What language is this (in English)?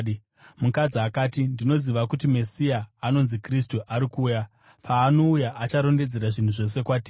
Shona